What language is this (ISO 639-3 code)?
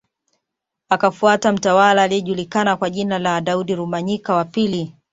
swa